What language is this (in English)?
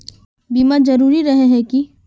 Magahi